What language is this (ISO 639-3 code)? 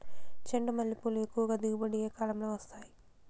tel